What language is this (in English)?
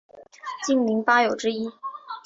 Chinese